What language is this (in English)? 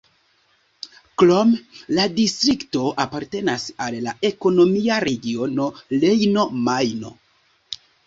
Esperanto